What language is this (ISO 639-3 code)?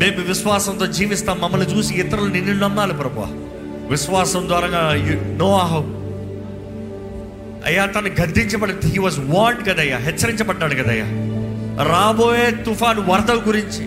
tel